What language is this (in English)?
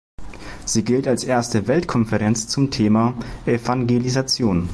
German